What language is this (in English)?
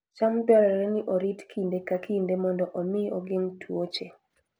Luo (Kenya and Tanzania)